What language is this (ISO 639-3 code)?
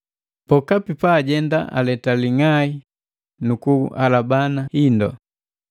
mgv